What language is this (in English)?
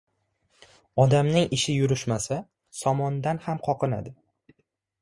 Uzbek